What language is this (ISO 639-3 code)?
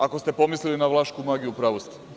srp